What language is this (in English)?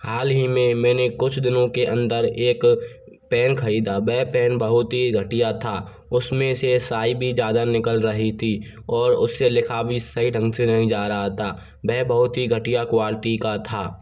Hindi